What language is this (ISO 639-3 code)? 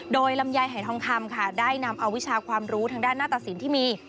tha